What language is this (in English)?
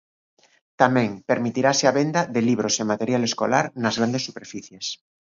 Galician